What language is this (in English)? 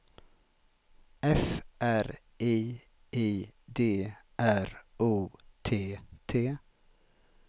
Swedish